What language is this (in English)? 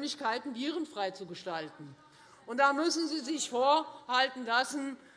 German